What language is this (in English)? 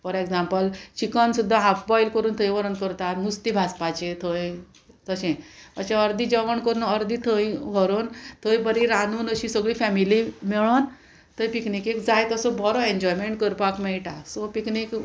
Konkani